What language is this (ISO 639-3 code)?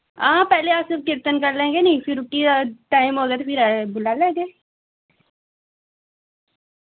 doi